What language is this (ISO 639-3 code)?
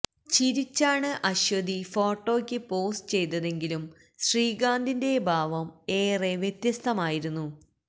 mal